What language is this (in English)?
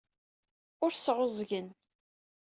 Kabyle